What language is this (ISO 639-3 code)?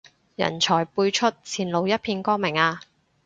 yue